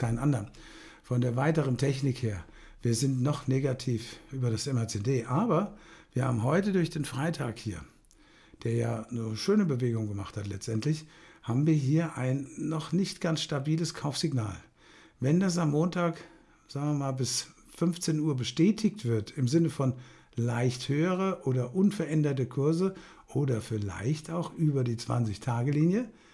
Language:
German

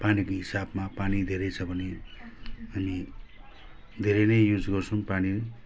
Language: Nepali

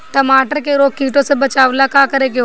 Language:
Bhojpuri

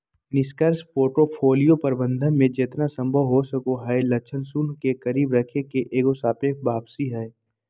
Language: Magahi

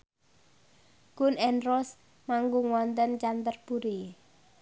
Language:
Javanese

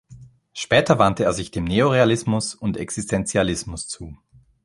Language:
German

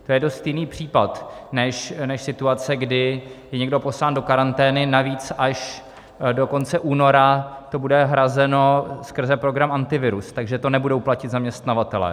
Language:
Czech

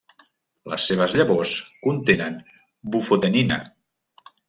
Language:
Catalan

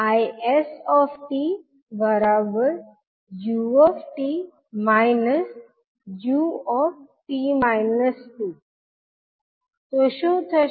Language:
Gujarati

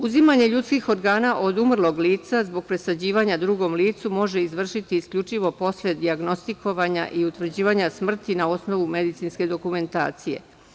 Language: Serbian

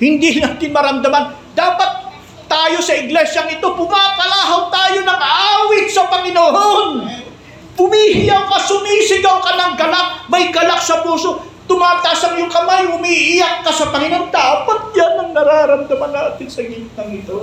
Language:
Filipino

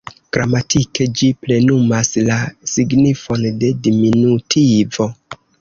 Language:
Esperanto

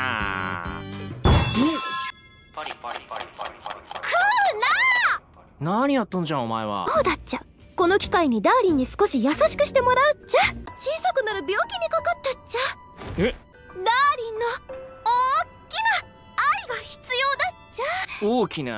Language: Japanese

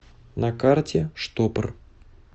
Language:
Russian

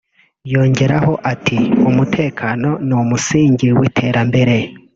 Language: Kinyarwanda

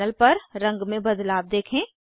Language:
Hindi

